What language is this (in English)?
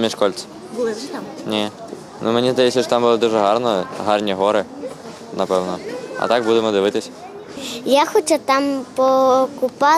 Ukrainian